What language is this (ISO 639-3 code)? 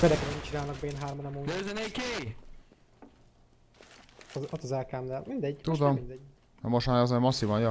hun